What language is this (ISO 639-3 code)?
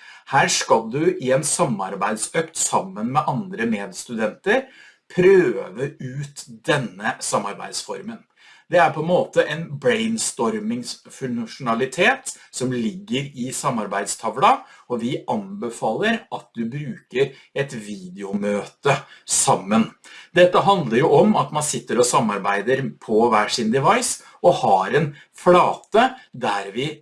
nor